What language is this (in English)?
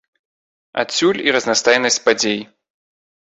Belarusian